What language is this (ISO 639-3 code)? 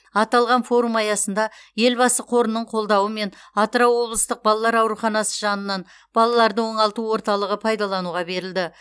kaz